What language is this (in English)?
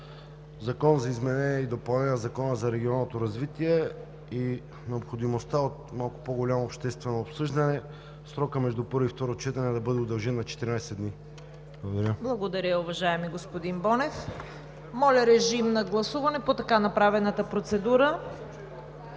Bulgarian